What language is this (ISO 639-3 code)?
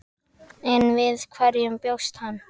isl